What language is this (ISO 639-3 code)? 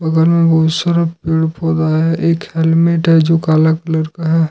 hin